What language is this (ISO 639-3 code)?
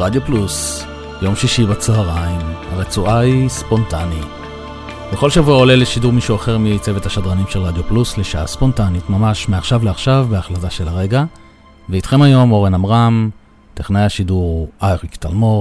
heb